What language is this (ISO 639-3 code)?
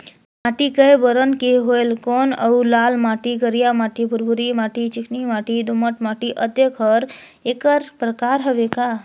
hne